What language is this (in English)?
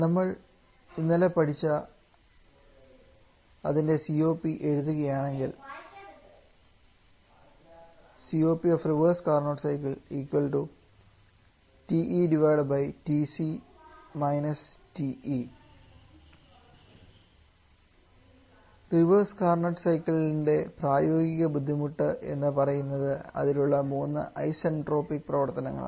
Malayalam